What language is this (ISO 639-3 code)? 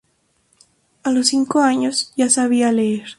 spa